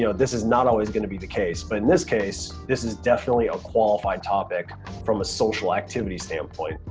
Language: English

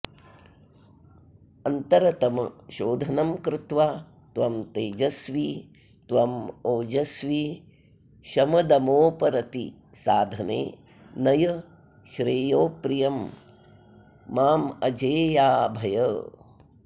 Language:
Sanskrit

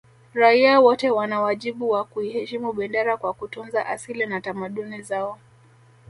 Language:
Swahili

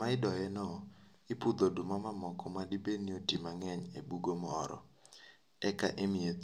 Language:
Luo (Kenya and Tanzania)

